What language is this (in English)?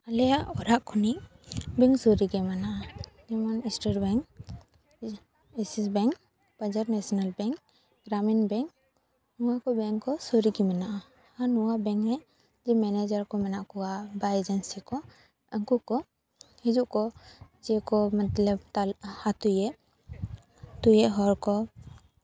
Santali